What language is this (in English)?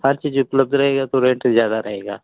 Hindi